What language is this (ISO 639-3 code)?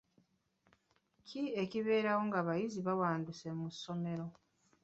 lug